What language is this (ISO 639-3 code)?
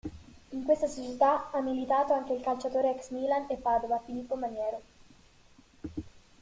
ita